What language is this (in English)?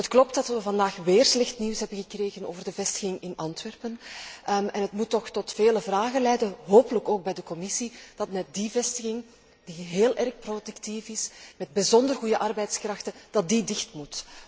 Dutch